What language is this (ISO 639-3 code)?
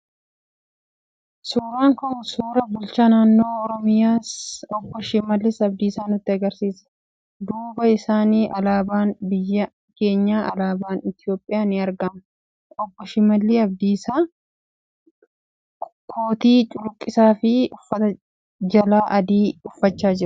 orm